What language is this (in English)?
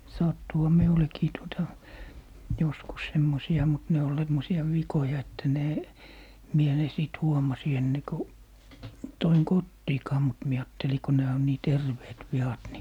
Finnish